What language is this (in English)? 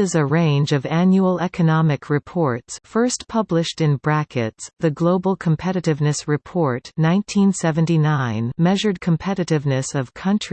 English